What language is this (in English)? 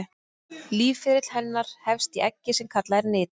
Icelandic